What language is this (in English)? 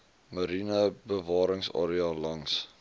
Afrikaans